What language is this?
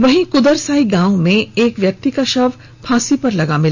Hindi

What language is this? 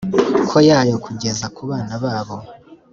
Kinyarwanda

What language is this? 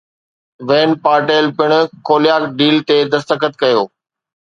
Sindhi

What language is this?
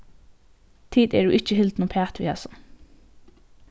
Faroese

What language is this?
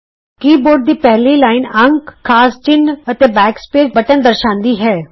Punjabi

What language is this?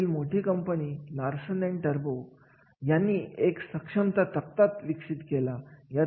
Marathi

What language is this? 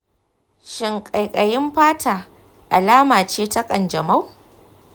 Hausa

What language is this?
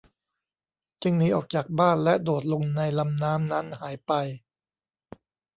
Thai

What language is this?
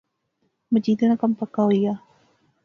Pahari-Potwari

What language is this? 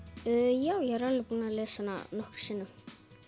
Icelandic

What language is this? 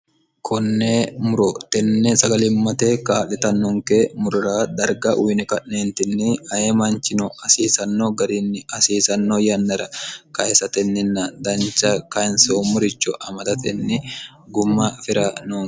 Sidamo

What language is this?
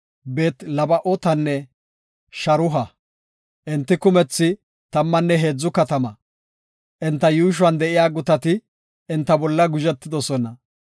Gofa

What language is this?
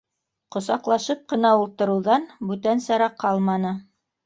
Bashkir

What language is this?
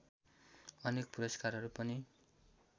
Nepali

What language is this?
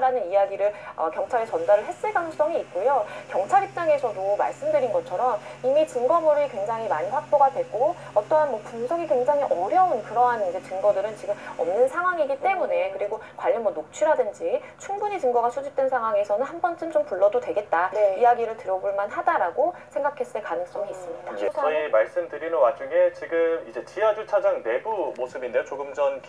Korean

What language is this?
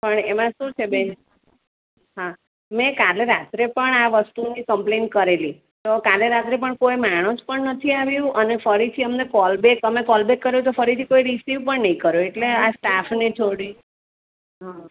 Gujarati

